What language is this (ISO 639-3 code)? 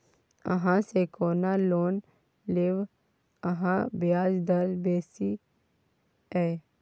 mai